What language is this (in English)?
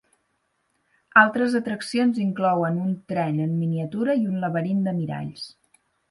Catalan